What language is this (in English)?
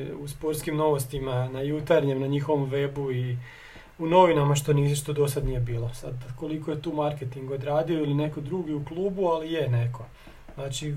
Croatian